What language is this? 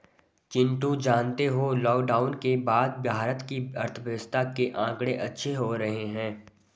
Hindi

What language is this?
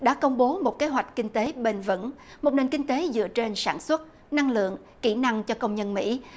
Vietnamese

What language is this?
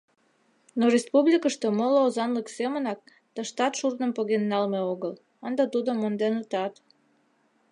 Mari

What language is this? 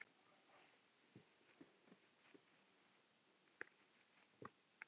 Icelandic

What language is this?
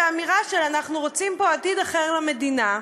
Hebrew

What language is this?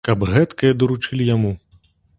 Belarusian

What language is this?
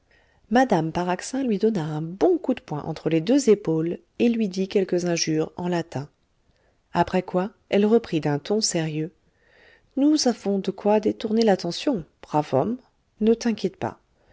French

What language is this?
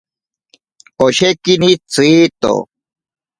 Ashéninka Perené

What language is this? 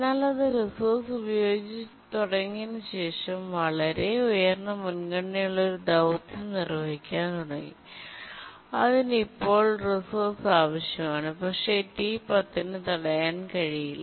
Malayalam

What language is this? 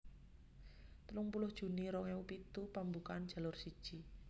Javanese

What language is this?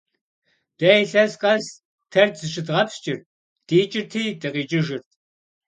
Kabardian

